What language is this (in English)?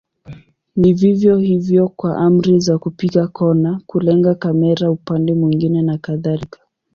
Swahili